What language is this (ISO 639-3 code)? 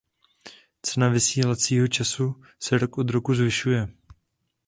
ces